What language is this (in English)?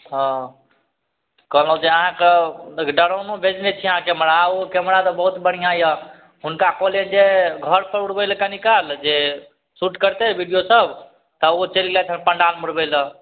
Maithili